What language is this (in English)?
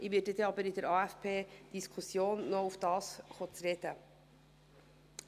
Swiss German